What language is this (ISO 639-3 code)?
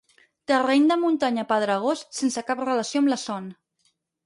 cat